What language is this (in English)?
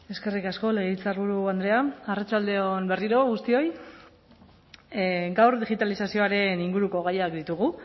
Basque